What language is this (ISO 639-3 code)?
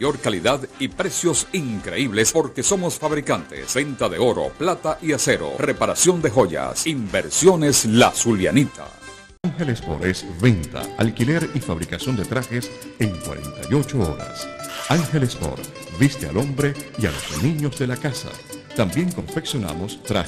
spa